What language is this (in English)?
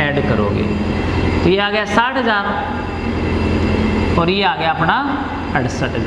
Hindi